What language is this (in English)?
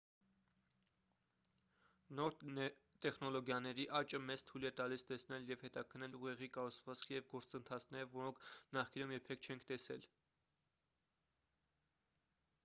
Armenian